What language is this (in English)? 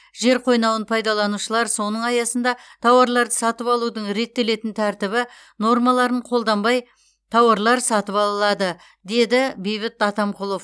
Kazakh